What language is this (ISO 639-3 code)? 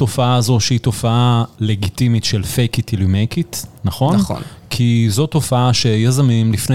heb